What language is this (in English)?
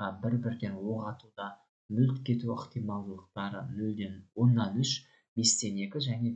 Turkish